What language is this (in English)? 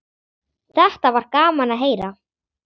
Icelandic